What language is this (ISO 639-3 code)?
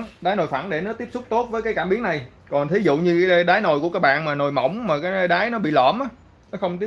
vie